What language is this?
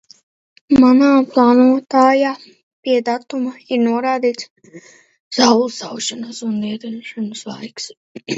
Latvian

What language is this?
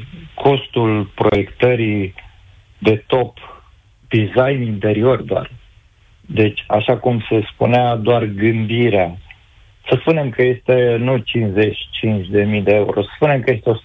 Romanian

